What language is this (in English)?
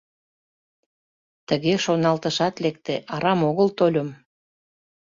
Mari